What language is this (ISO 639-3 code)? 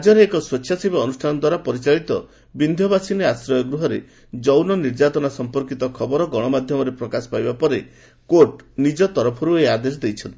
ori